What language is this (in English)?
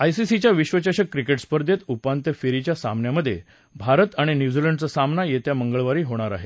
Marathi